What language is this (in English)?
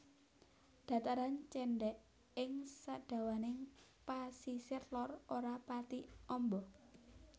Javanese